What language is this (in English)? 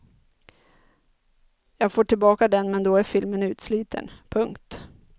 Swedish